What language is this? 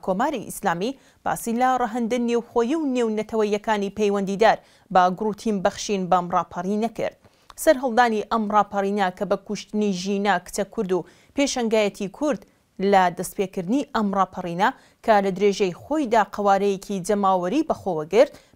Arabic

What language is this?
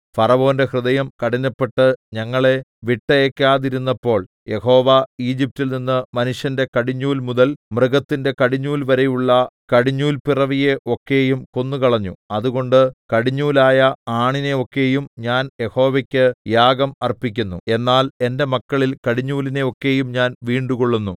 Malayalam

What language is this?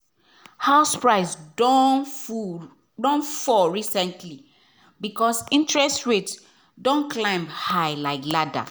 Nigerian Pidgin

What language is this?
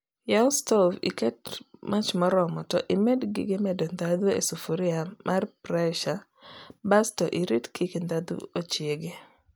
Luo (Kenya and Tanzania)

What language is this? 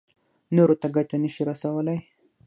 Pashto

